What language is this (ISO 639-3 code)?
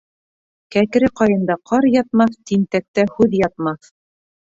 bak